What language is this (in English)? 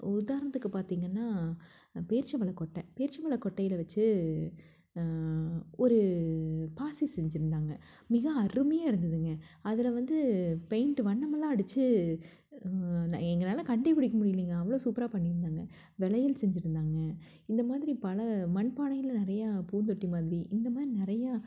Tamil